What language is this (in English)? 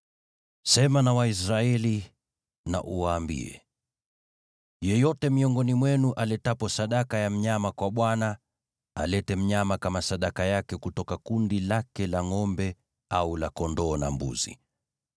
Swahili